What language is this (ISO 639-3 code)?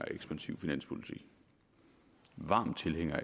dan